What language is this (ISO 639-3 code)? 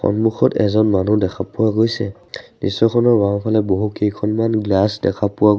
asm